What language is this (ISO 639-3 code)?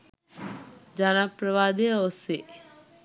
sin